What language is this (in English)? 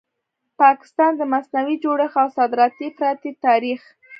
Pashto